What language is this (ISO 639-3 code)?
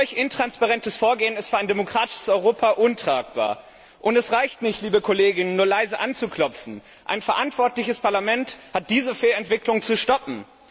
deu